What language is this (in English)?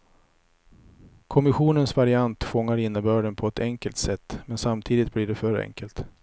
Swedish